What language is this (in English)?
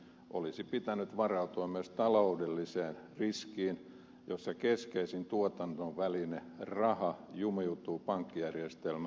Finnish